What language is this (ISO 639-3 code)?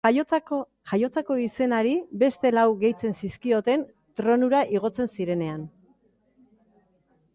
eus